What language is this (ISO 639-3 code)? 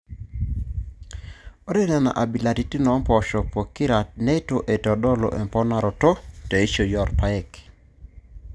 mas